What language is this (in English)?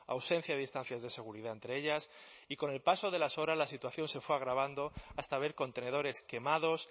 Spanish